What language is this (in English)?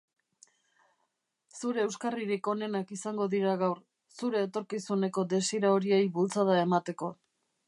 Basque